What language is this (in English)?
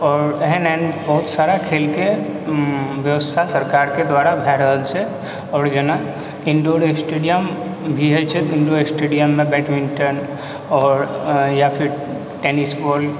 Maithili